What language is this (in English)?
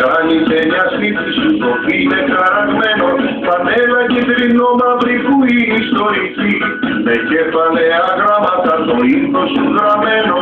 Greek